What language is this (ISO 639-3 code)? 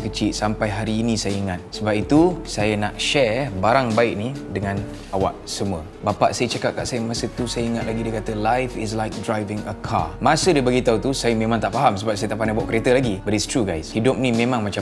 msa